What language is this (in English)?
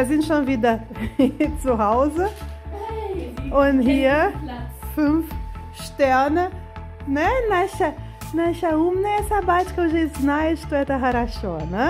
Russian